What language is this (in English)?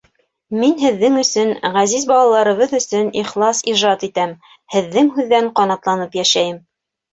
Bashkir